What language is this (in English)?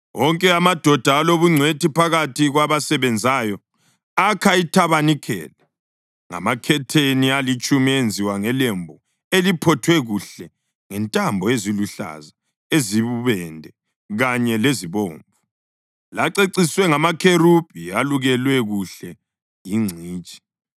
North Ndebele